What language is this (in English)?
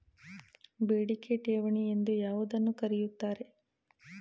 Kannada